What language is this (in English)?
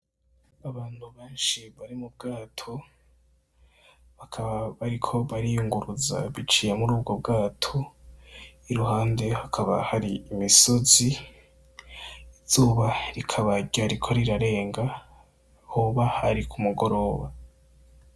Rundi